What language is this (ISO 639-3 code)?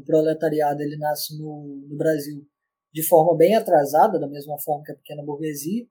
por